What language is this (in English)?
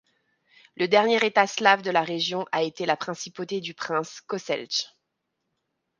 French